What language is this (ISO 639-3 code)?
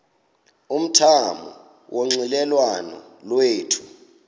xho